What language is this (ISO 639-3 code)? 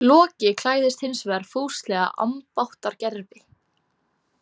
isl